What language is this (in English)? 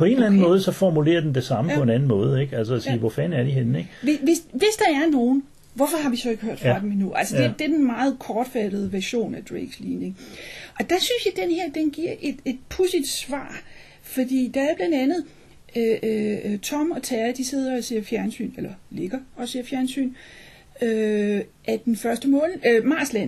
Danish